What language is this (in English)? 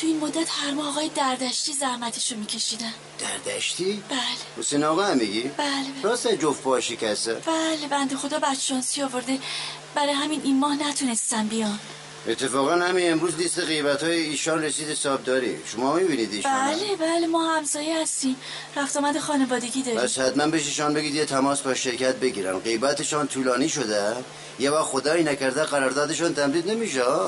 Persian